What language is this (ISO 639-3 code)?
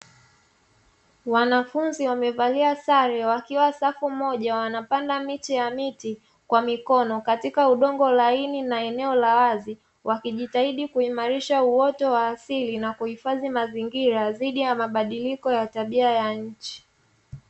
swa